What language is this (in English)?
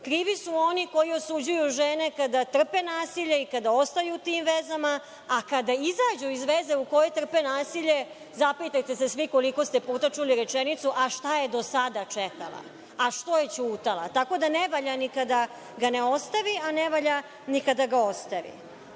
Serbian